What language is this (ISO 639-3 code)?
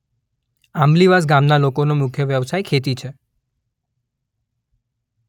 guj